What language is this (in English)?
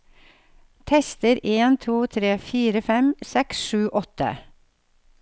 Norwegian